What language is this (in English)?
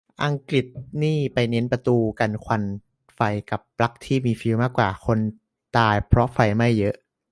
Thai